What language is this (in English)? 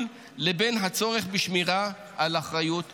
Hebrew